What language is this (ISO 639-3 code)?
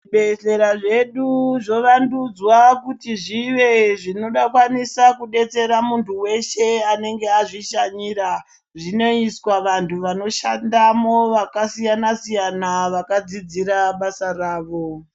ndc